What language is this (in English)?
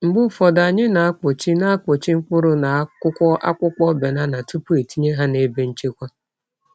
Igbo